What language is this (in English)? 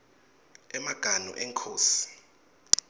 Swati